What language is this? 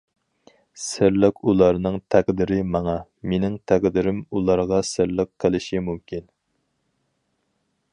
Uyghur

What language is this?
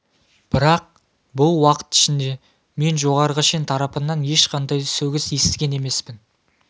Kazakh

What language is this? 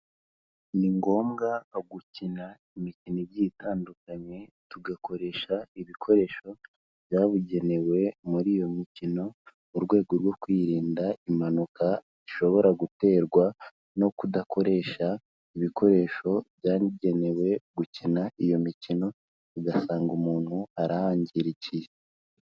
Kinyarwanda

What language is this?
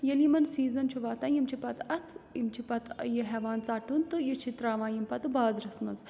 Kashmiri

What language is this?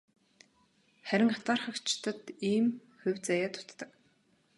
Mongolian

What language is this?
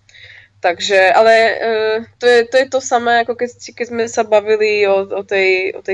Slovak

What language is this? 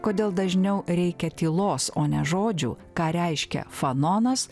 Lithuanian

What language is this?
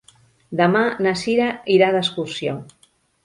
Catalan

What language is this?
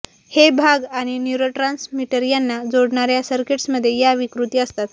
Marathi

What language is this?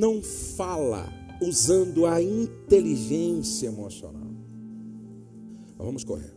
Portuguese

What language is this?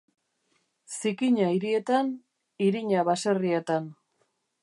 Basque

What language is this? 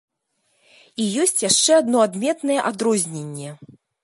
Belarusian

